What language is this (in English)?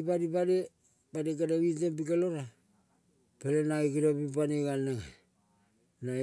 Kol (Papua New Guinea)